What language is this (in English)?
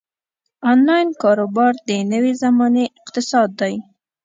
Pashto